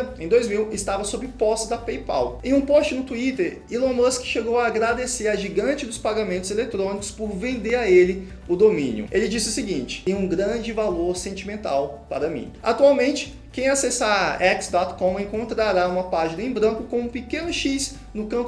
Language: Portuguese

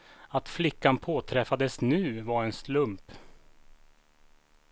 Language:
Swedish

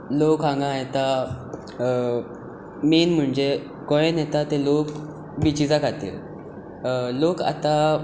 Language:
Konkani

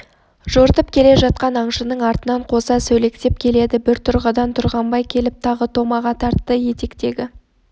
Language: Kazakh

